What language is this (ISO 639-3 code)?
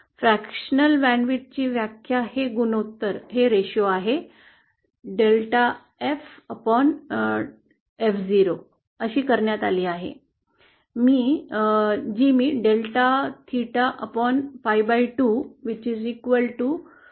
mar